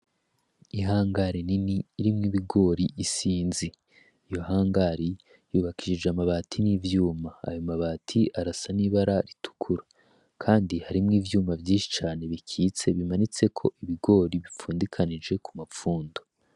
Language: Rundi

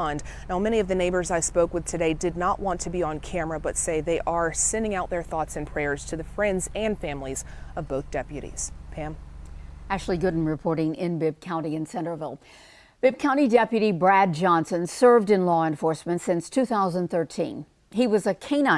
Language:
English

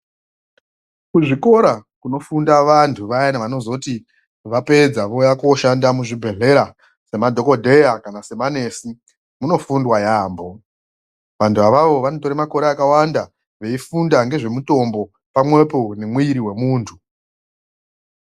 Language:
Ndau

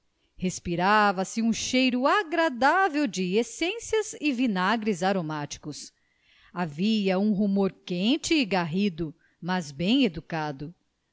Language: Portuguese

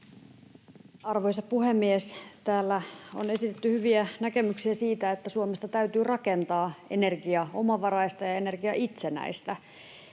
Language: Finnish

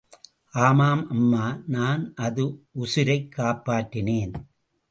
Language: Tamil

